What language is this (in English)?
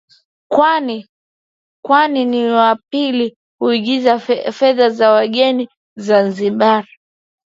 Swahili